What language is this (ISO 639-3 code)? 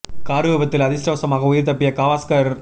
tam